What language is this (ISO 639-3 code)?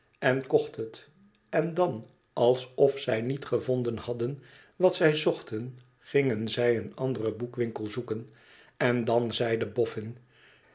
nld